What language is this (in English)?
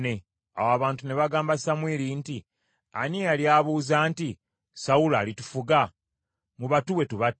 Ganda